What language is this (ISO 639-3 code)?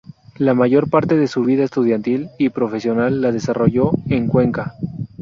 spa